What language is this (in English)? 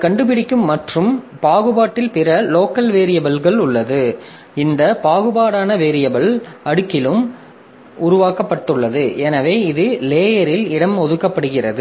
Tamil